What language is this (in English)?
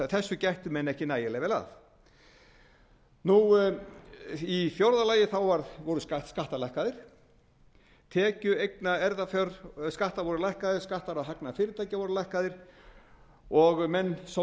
Icelandic